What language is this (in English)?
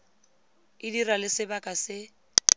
Tswana